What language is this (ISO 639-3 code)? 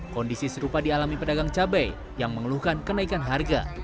ind